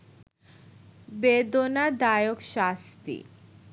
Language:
Bangla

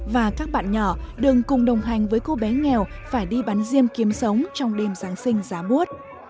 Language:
Vietnamese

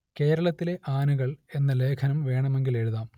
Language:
Malayalam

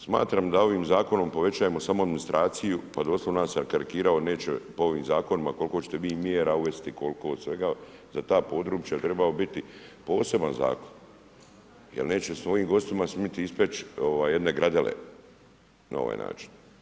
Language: Croatian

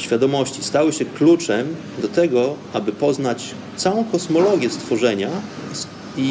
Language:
Polish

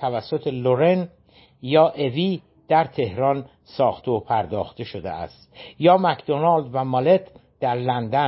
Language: Persian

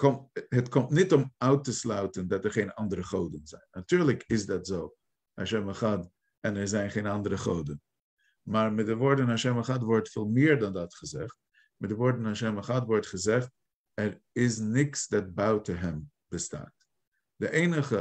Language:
Dutch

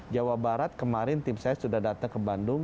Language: Indonesian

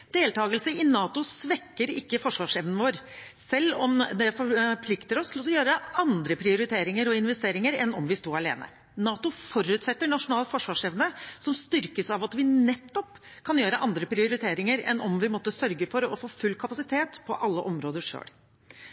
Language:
Norwegian Bokmål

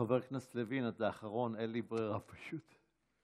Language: Hebrew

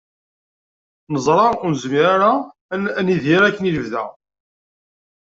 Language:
Kabyle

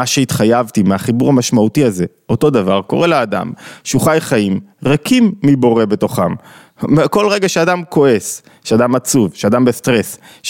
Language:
Hebrew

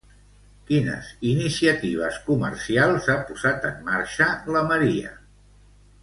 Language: Catalan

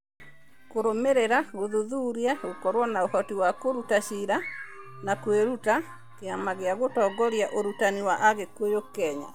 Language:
Kikuyu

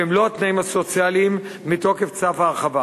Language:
Hebrew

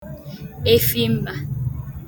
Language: Igbo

